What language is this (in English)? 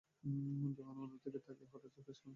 Bangla